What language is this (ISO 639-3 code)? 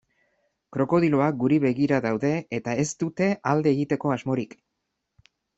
eus